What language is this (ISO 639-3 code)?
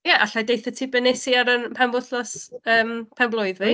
cym